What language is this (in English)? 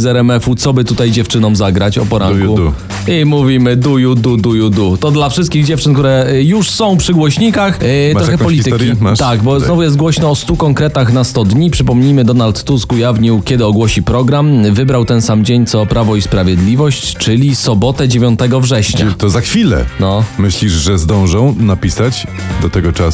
Polish